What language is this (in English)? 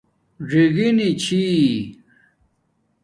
Domaaki